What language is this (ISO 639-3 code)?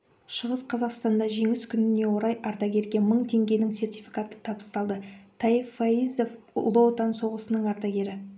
kaz